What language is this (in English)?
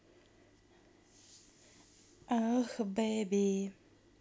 Russian